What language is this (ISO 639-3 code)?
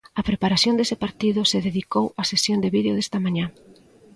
glg